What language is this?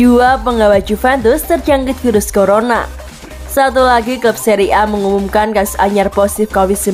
Indonesian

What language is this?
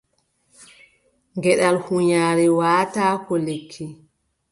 Adamawa Fulfulde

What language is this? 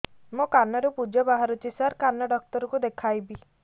Odia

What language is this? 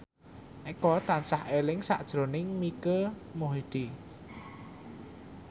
Javanese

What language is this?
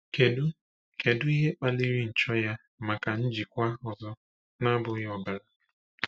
Igbo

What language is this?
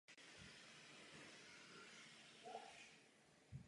Czech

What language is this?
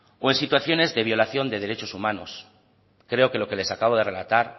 Spanish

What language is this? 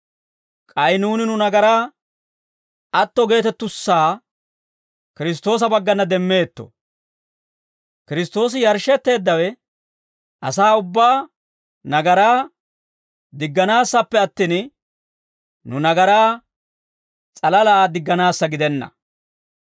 Dawro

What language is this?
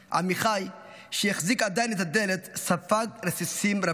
Hebrew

